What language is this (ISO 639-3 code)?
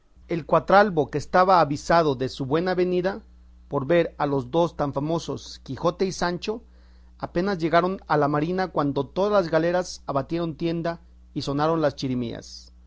spa